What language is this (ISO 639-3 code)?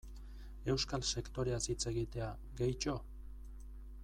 eus